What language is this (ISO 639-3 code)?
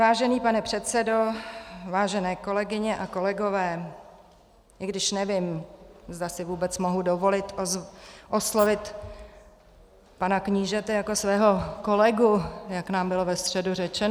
ces